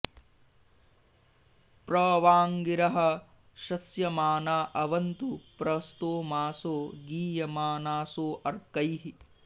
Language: Sanskrit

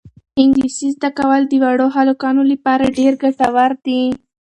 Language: Pashto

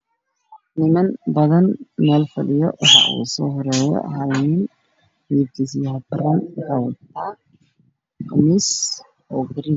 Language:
Somali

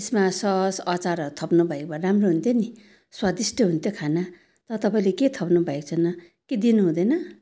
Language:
Nepali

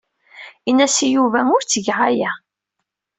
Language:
Kabyle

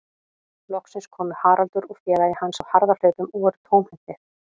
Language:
Icelandic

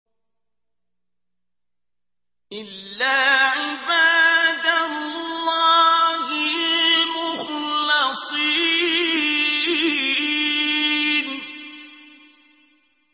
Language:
Arabic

